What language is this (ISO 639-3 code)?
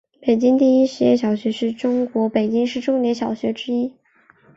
zho